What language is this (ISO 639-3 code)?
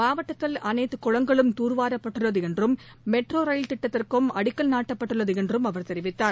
tam